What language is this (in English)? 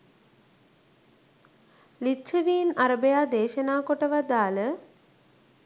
Sinhala